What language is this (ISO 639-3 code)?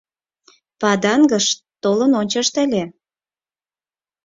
chm